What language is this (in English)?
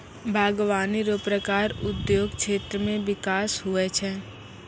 Maithili